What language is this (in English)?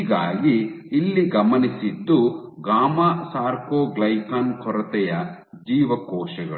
Kannada